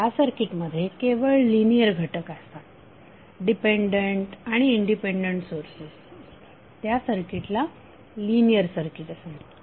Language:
Marathi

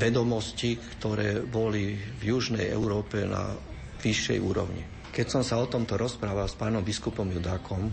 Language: Slovak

